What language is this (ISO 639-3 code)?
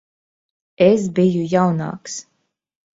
lav